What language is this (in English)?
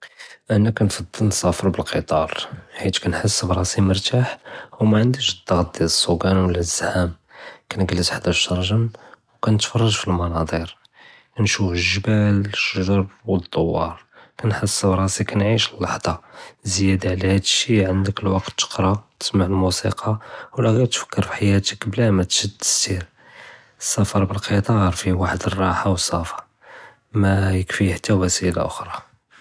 Judeo-Arabic